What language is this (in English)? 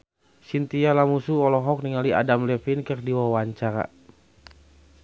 Sundanese